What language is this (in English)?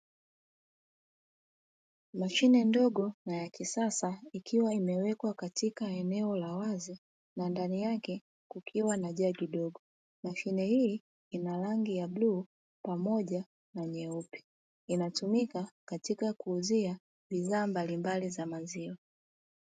Swahili